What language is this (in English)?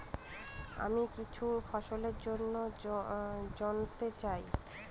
Bangla